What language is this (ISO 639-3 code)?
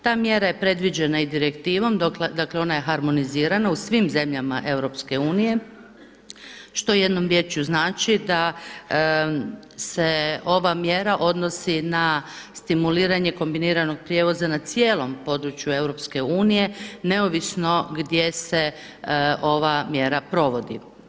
hrv